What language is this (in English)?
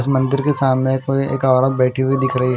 Hindi